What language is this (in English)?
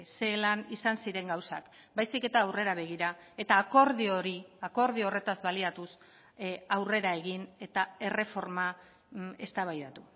Basque